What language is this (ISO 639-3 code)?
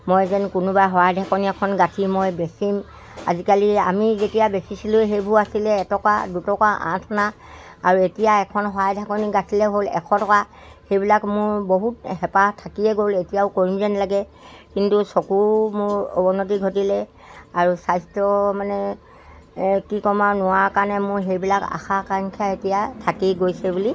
asm